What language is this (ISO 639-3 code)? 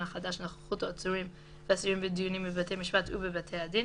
heb